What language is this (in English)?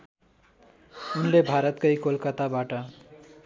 Nepali